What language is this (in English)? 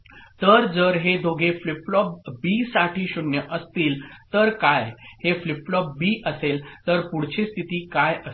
Marathi